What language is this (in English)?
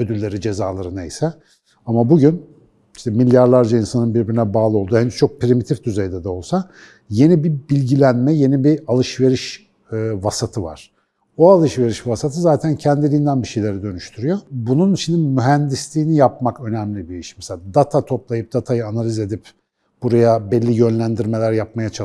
Turkish